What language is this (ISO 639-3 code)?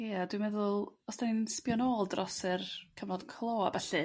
cym